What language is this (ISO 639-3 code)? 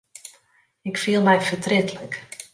fry